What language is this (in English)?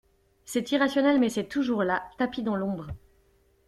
French